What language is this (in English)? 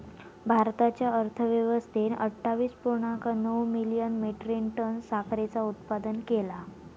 Marathi